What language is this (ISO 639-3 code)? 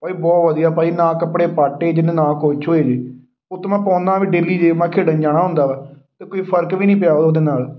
pan